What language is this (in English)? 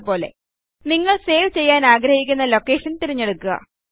Malayalam